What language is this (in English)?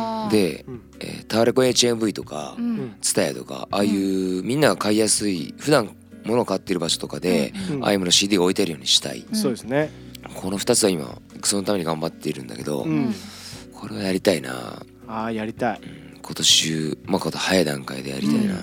Japanese